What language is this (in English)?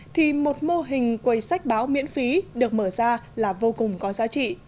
Vietnamese